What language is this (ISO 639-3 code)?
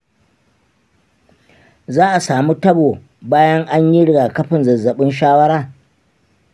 hau